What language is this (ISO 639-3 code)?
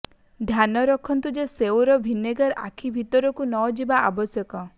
ori